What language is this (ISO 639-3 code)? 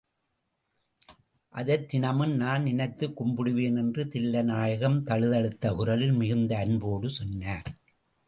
tam